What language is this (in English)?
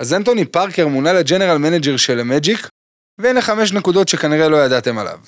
Hebrew